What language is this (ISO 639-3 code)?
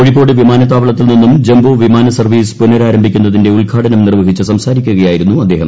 mal